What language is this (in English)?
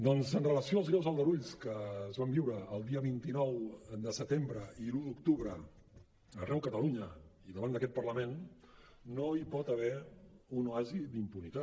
Catalan